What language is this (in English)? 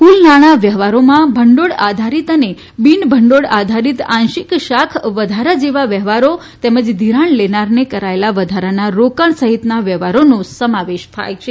Gujarati